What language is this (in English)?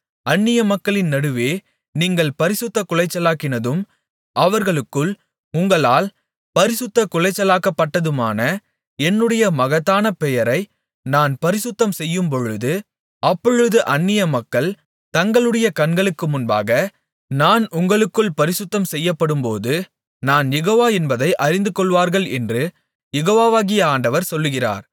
Tamil